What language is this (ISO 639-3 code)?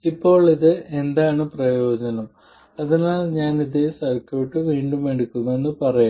mal